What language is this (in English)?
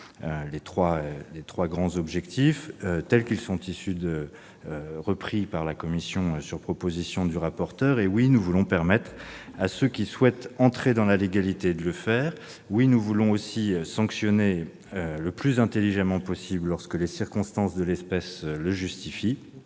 French